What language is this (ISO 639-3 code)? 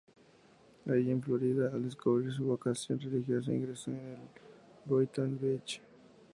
spa